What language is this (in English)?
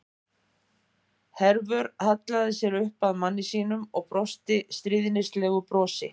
Icelandic